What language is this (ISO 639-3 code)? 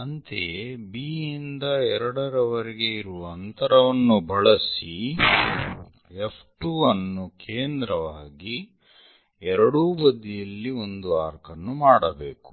kan